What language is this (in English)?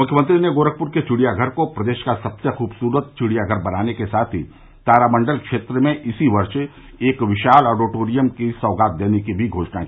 Hindi